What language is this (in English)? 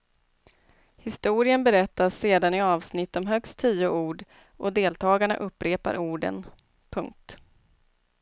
Swedish